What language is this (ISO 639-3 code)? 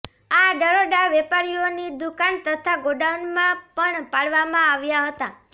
guj